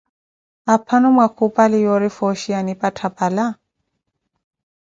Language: Koti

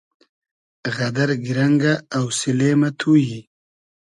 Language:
Hazaragi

